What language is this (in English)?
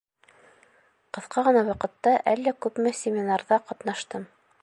Bashkir